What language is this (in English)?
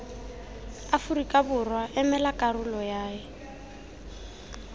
Tswana